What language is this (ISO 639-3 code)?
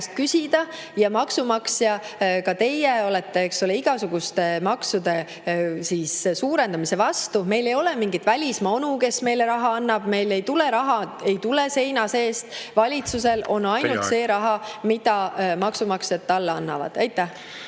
est